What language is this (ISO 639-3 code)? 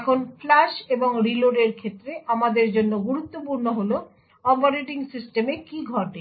ben